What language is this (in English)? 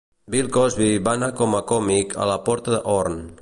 Catalan